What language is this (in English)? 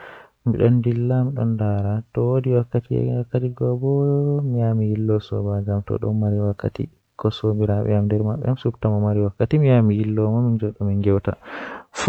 Western Niger Fulfulde